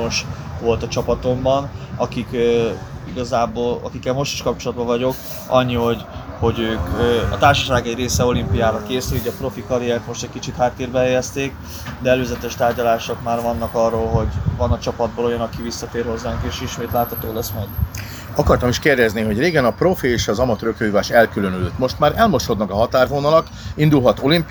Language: Hungarian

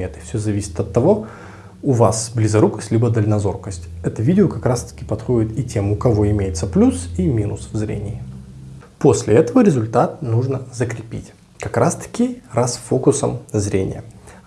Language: Russian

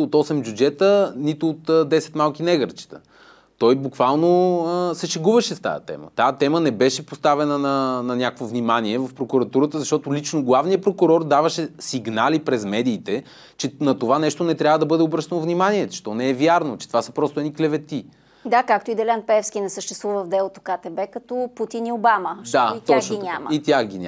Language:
Bulgarian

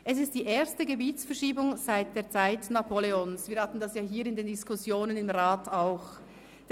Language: Swiss German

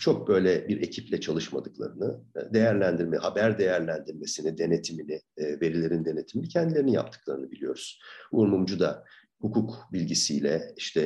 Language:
Turkish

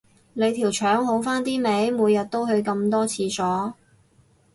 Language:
Cantonese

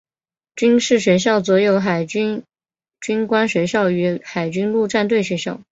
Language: Chinese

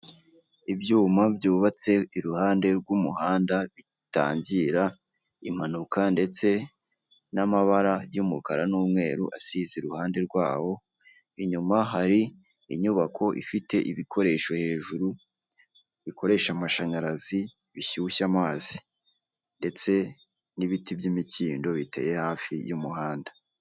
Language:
Kinyarwanda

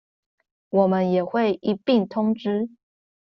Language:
Chinese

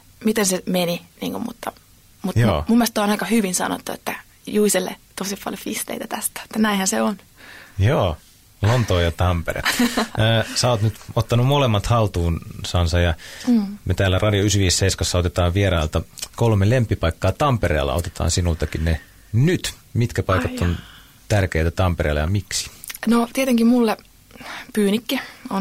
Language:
Finnish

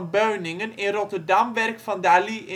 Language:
Dutch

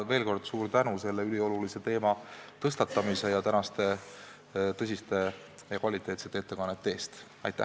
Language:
Estonian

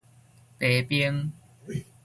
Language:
Min Nan Chinese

